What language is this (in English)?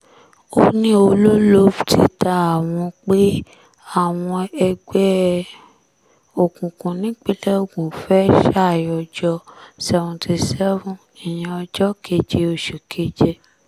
Yoruba